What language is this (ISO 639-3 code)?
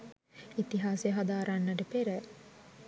sin